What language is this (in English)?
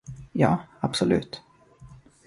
Swedish